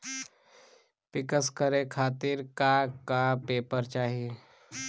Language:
Bhojpuri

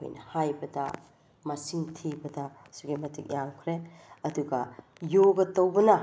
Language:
Manipuri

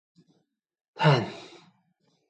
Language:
Chinese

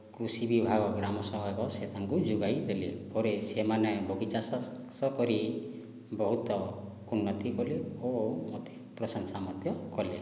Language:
Odia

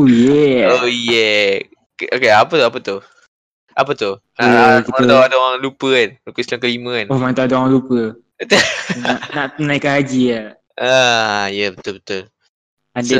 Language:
Malay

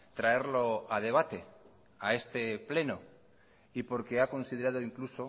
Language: Spanish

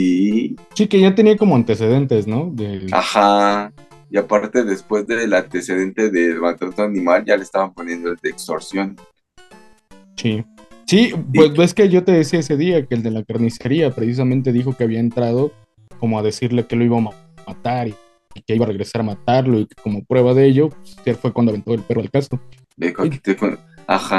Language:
Spanish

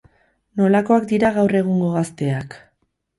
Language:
Basque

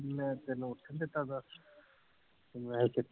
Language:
Punjabi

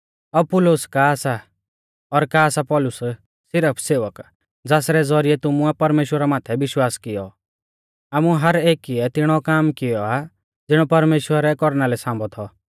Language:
Mahasu Pahari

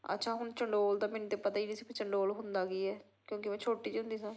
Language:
Punjabi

